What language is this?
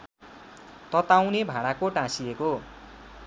Nepali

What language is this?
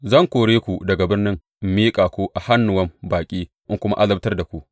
Hausa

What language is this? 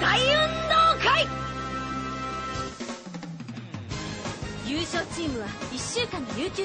Japanese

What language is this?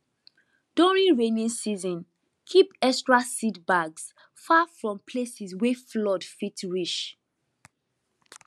Nigerian Pidgin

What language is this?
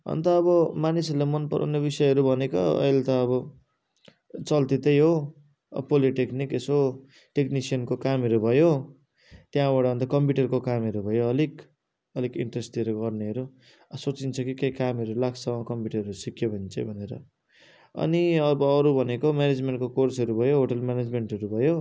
Nepali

